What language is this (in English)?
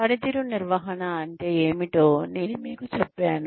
Telugu